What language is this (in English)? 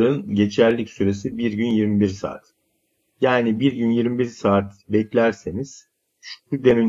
Turkish